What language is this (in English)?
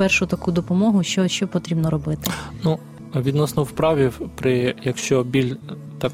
Ukrainian